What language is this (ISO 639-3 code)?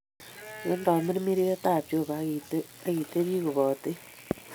kln